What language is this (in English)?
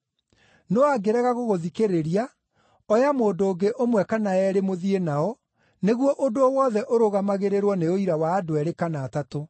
Kikuyu